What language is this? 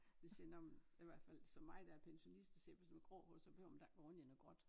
Danish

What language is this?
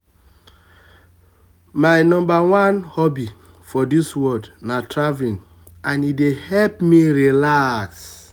Nigerian Pidgin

